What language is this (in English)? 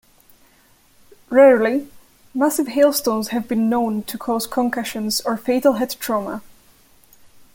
English